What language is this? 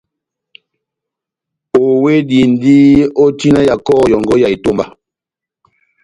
Batanga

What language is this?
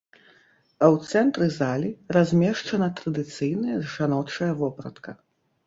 Belarusian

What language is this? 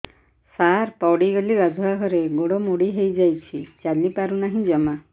Odia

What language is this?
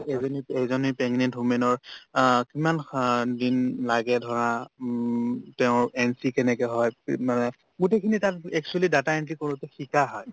Assamese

